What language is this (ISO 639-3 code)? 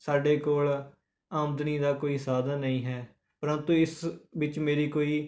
pan